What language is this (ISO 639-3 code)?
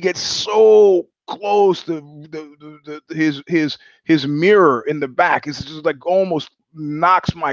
eng